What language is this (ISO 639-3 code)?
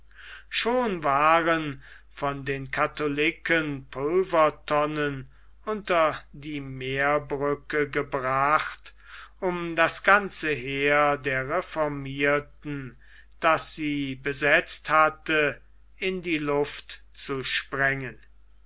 deu